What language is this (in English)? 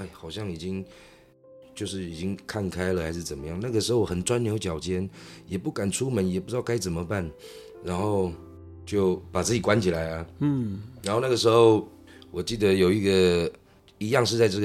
Chinese